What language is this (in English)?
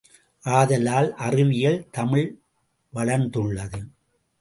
Tamil